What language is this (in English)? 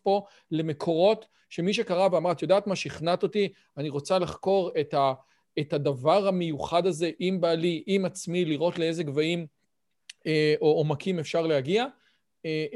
Hebrew